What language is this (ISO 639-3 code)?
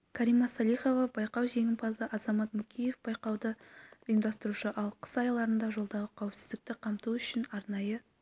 kaz